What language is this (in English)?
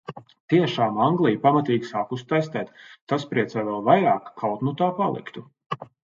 Latvian